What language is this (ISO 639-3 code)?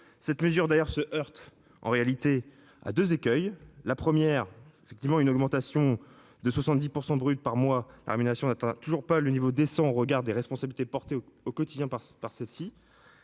fra